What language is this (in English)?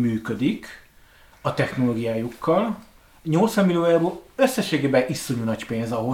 Hungarian